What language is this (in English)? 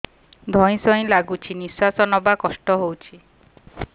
Odia